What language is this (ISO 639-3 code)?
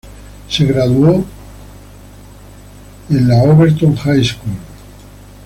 spa